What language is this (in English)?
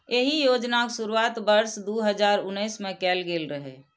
Maithili